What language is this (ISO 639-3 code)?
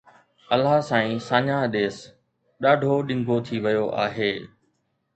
snd